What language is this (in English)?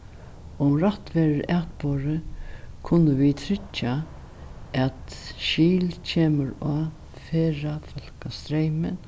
Faroese